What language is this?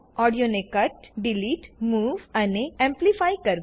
Gujarati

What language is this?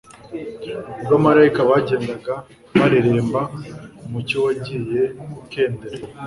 Kinyarwanda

